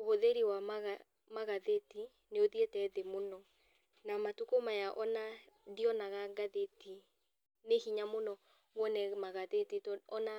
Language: Kikuyu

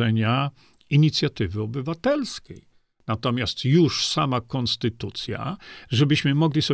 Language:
Polish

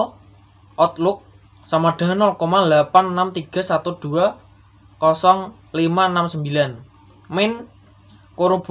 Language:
Indonesian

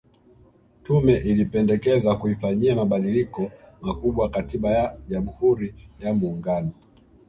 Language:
Swahili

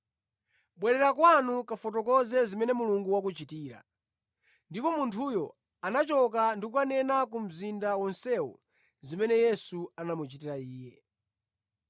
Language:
Nyanja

